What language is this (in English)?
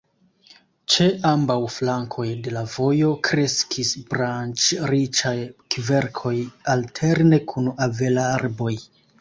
Esperanto